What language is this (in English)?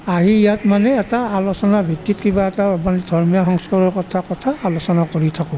Assamese